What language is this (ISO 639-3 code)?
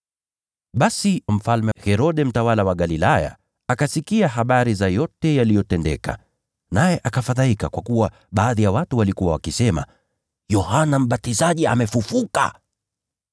swa